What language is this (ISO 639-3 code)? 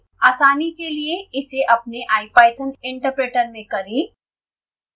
hin